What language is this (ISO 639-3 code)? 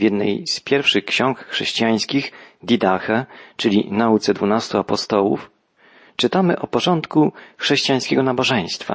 pol